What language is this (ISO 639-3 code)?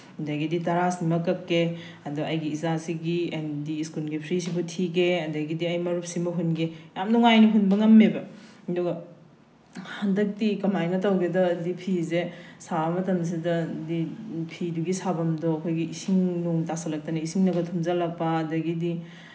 mni